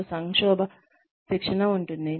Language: Telugu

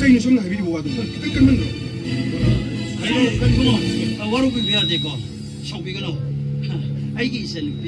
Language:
Arabic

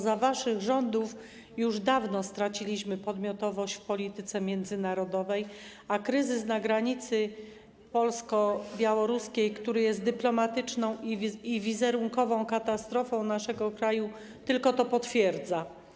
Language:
Polish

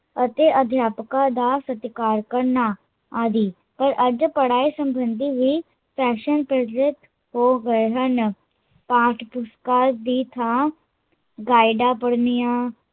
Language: Punjabi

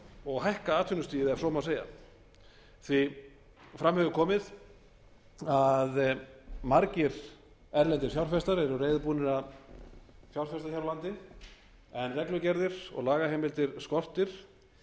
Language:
Icelandic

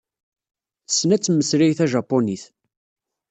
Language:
Kabyle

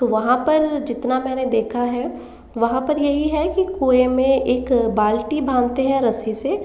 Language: Hindi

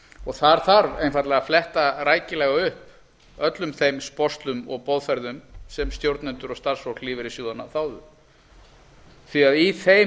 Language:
Icelandic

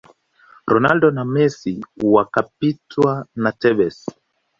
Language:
Swahili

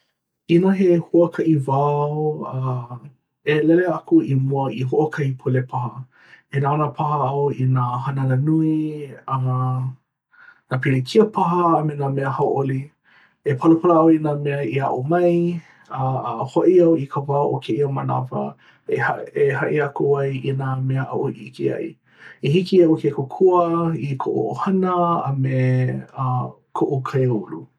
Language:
Hawaiian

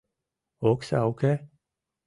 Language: Mari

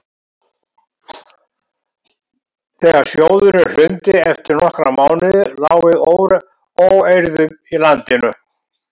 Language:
Icelandic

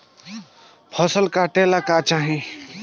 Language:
Bhojpuri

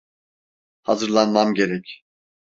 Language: Turkish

